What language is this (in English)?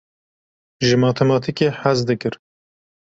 Kurdish